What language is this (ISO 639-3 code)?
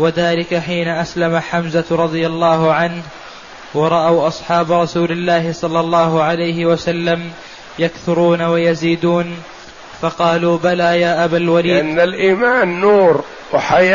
ara